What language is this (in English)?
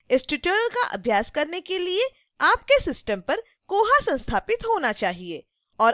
Hindi